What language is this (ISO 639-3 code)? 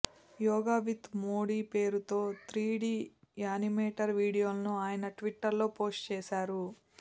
tel